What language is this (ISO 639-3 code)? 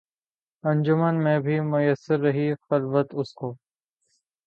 urd